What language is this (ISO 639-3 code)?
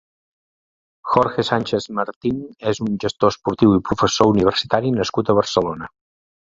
cat